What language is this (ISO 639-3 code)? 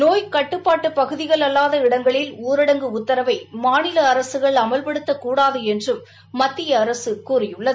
tam